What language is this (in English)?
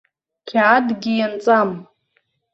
Abkhazian